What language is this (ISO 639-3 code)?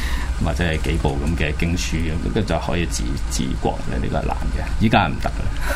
zho